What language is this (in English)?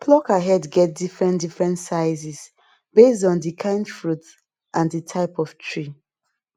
Nigerian Pidgin